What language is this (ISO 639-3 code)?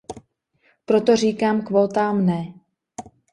ces